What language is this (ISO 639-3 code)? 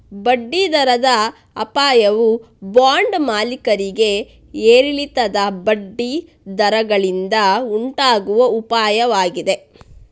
kan